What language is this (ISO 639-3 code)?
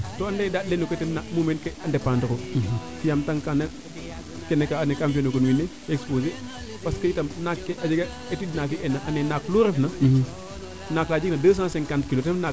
srr